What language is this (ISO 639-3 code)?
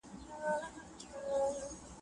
pus